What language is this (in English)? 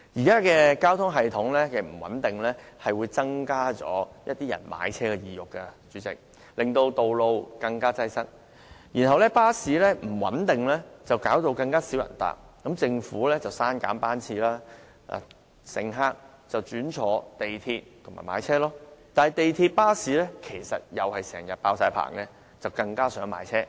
Cantonese